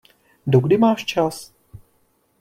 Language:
Czech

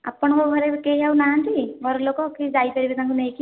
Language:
Odia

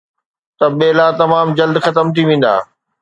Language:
Sindhi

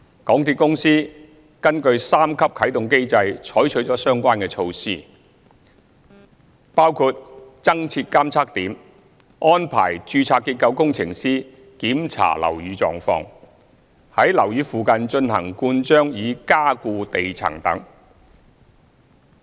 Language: Cantonese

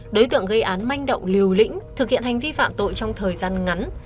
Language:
Vietnamese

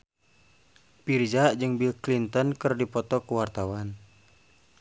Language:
Sundanese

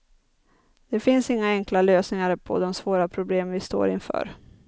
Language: Swedish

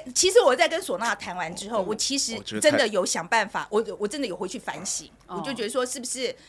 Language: Chinese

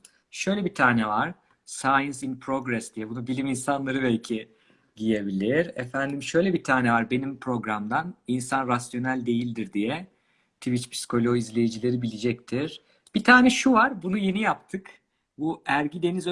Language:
Turkish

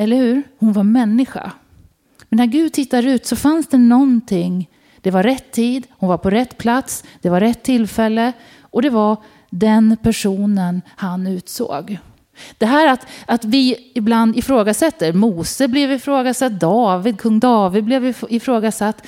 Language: Swedish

